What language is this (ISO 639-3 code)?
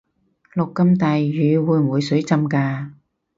yue